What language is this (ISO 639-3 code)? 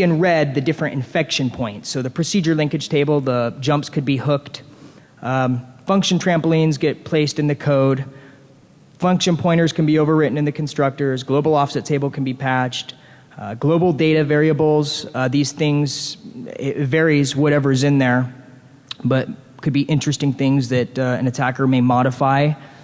eng